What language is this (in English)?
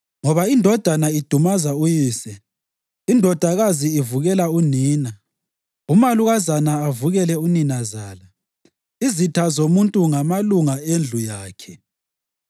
North Ndebele